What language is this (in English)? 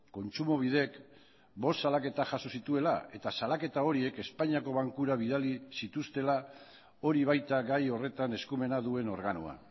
Basque